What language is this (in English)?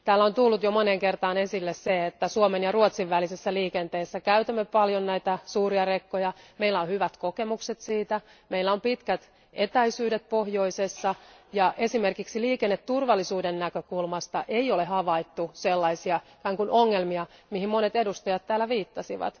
Finnish